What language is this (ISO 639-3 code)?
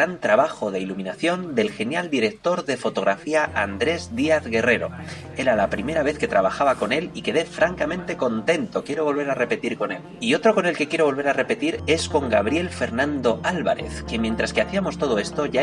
spa